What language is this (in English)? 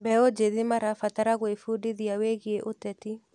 Kikuyu